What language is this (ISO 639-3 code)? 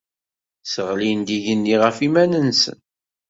kab